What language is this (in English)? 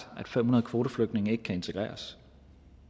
Danish